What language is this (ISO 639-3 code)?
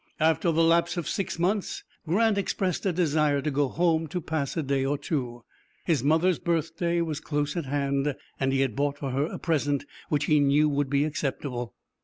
eng